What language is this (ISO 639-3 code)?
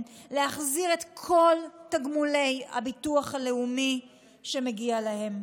heb